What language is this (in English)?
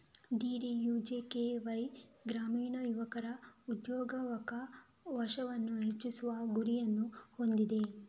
Kannada